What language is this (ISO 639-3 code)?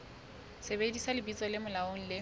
sot